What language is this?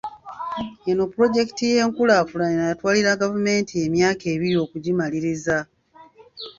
Ganda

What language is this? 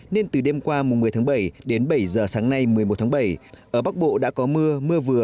Vietnamese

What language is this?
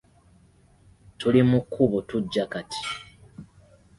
Ganda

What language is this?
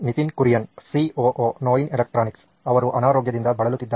Kannada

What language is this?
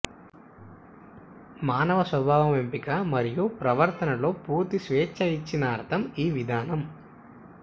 Telugu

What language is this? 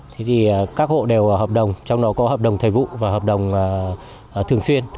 Vietnamese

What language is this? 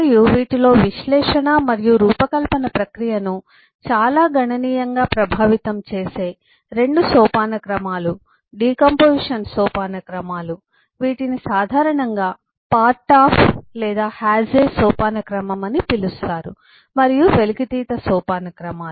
Telugu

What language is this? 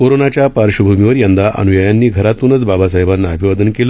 Marathi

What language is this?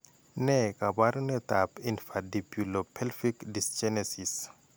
Kalenjin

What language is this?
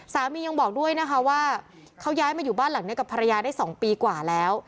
Thai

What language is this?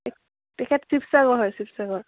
Assamese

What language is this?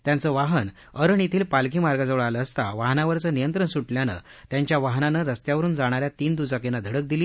Marathi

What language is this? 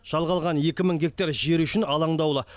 Kazakh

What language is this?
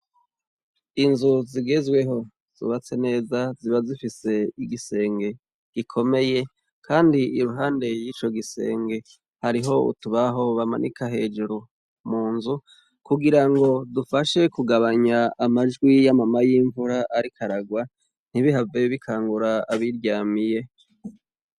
Rundi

